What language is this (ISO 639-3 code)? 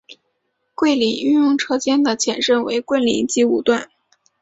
zho